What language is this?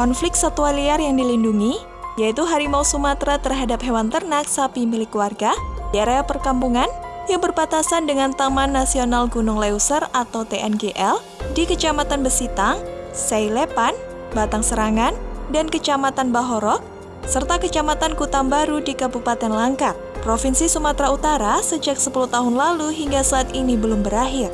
Indonesian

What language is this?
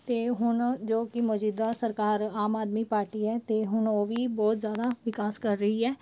Punjabi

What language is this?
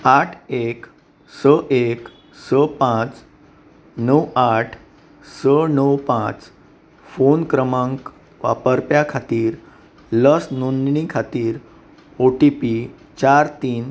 Konkani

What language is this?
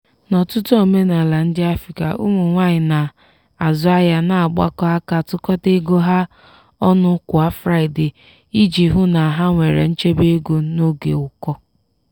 Igbo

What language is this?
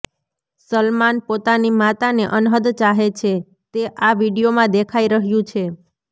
Gujarati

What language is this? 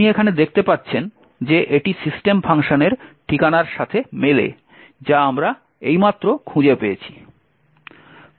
Bangla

